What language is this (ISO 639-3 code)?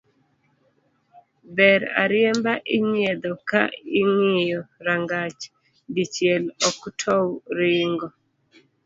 luo